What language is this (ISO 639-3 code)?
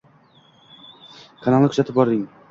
uzb